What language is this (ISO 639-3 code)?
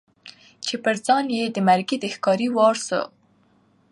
pus